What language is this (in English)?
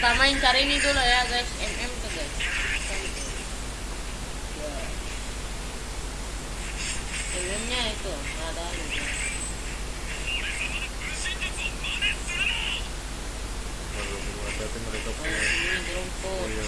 Indonesian